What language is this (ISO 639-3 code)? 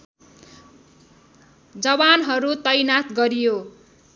nep